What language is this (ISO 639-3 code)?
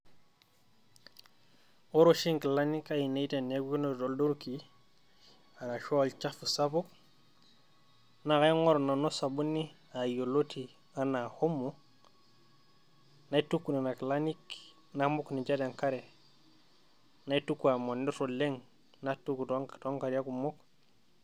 mas